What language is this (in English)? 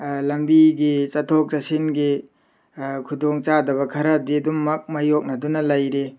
Manipuri